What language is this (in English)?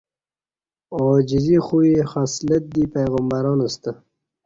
Kati